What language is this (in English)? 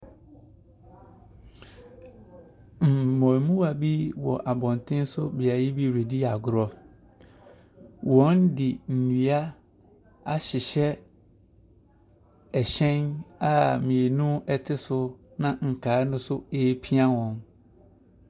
Akan